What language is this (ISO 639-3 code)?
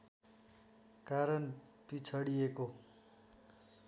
nep